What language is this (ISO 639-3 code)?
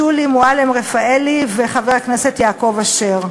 heb